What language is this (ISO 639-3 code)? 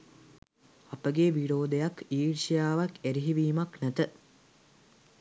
sin